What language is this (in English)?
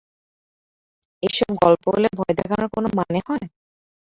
Bangla